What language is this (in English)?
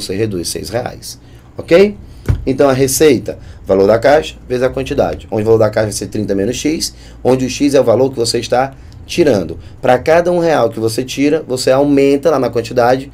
Portuguese